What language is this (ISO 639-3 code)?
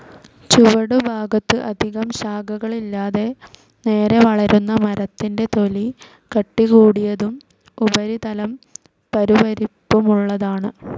mal